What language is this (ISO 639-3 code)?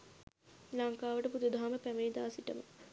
sin